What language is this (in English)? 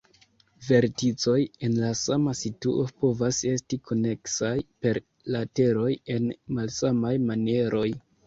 Esperanto